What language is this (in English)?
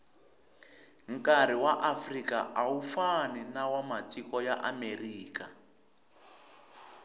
Tsonga